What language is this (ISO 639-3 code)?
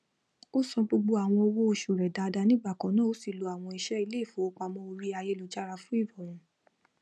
yor